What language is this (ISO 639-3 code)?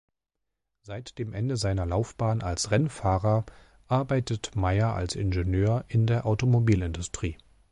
deu